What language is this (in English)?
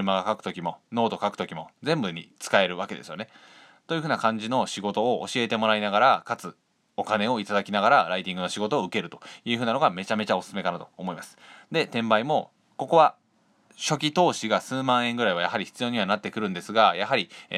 Japanese